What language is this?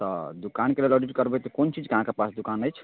Maithili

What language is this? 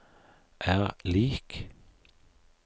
Norwegian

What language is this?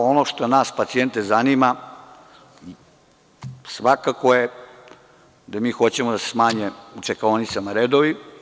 Serbian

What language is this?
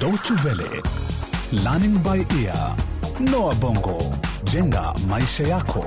Swahili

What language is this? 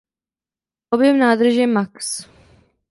Czech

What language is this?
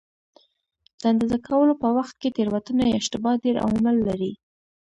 Pashto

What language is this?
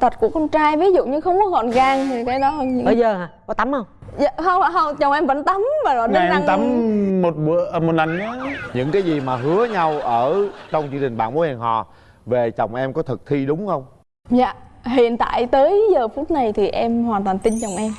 Vietnamese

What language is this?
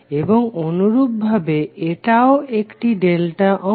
Bangla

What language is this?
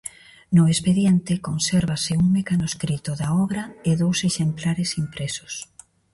Galician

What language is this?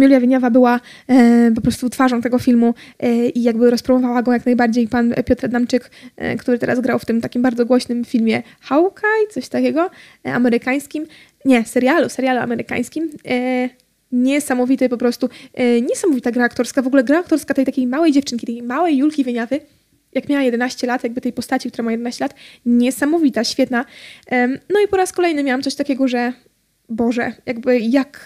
Polish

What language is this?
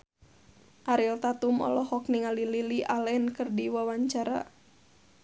Sundanese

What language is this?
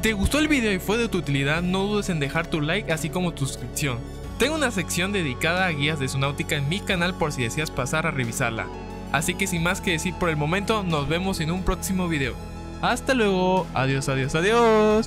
Spanish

